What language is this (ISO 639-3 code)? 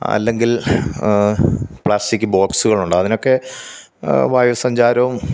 mal